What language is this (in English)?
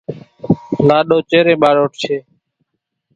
Kachi Koli